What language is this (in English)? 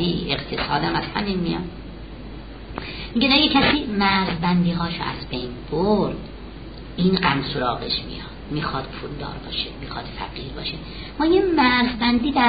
Persian